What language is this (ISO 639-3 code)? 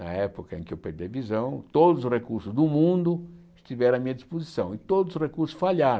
por